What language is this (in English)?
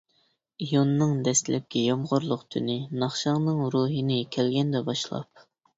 Uyghur